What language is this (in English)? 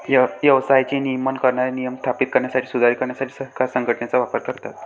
Marathi